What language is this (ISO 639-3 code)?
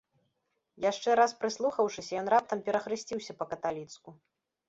bel